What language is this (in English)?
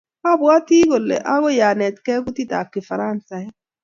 Kalenjin